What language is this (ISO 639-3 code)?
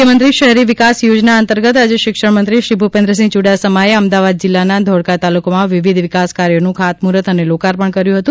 guj